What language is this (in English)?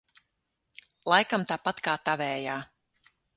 Latvian